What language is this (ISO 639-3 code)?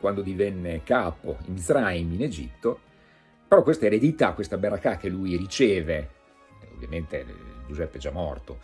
ita